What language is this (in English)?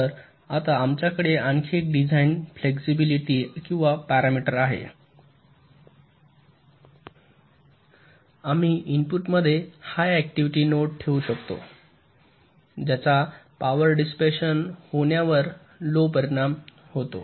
Marathi